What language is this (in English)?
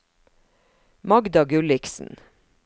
Norwegian